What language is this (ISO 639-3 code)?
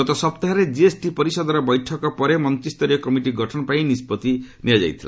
ori